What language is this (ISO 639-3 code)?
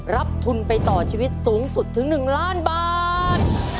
tha